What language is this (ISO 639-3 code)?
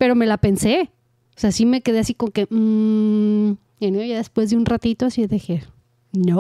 spa